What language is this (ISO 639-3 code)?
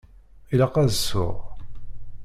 kab